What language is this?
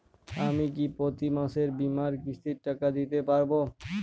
Bangla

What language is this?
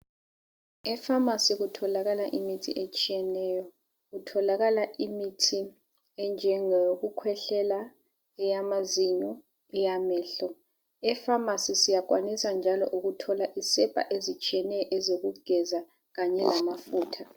North Ndebele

